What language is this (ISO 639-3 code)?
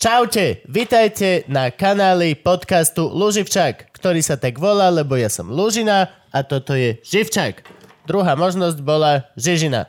slk